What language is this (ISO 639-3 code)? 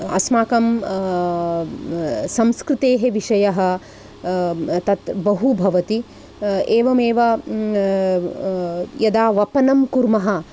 san